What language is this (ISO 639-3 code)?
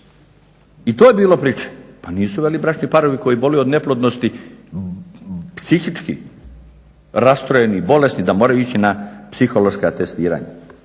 hrv